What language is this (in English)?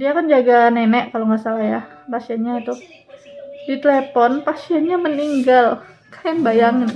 Indonesian